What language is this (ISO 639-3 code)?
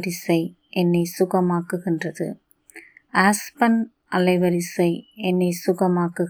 tam